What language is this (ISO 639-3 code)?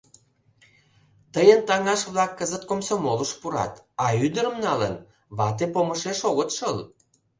chm